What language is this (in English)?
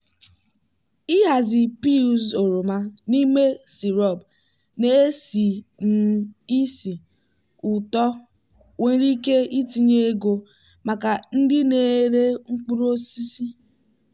Igbo